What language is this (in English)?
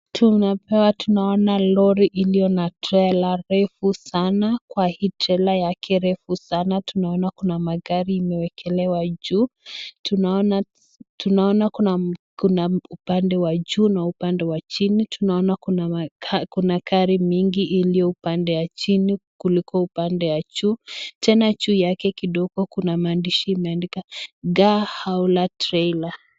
Swahili